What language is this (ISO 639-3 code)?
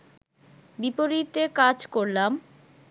ben